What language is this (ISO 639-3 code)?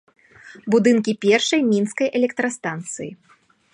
bel